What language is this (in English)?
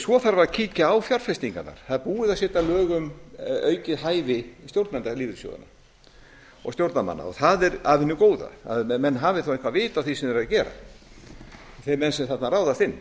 Icelandic